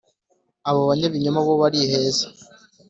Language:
Kinyarwanda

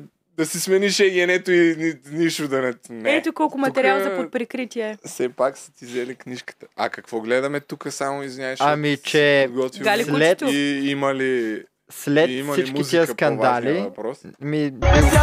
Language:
Bulgarian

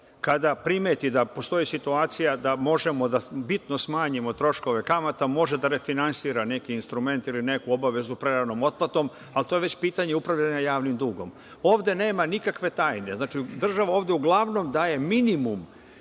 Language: Serbian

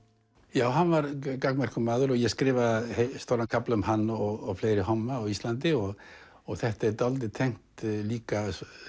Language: Icelandic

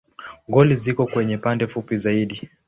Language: Swahili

